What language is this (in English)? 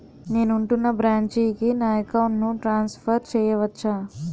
Telugu